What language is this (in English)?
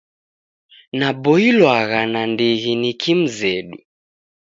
Taita